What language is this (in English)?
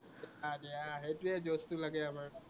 Assamese